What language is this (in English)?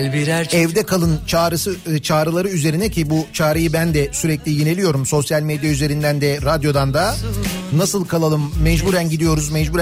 Turkish